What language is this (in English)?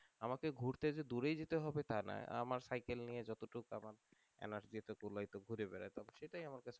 Bangla